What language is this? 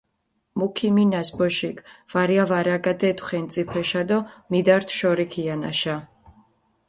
Mingrelian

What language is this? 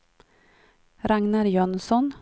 Swedish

